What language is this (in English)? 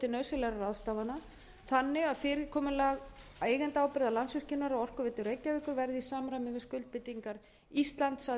Icelandic